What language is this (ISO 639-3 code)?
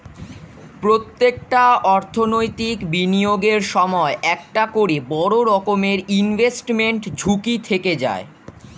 ben